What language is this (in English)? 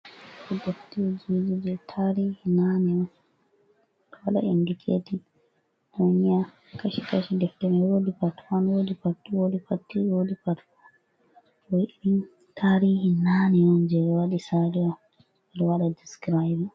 Fula